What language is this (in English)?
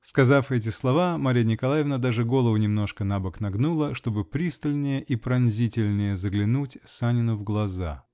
Russian